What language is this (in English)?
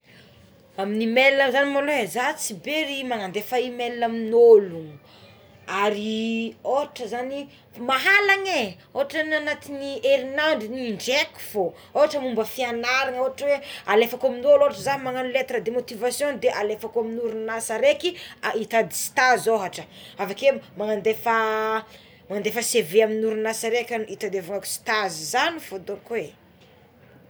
Tsimihety Malagasy